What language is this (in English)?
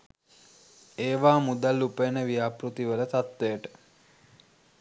Sinhala